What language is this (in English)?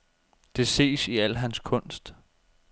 Danish